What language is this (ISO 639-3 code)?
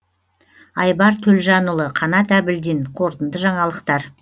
kaz